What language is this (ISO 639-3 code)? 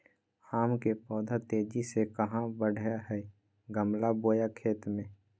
mag